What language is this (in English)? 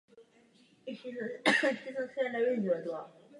Czech